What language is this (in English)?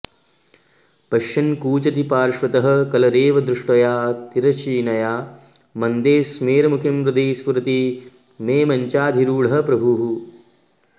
Sanskrit